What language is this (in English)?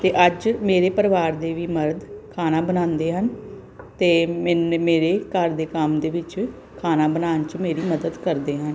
Punjabi